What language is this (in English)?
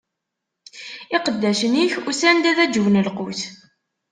Kabyle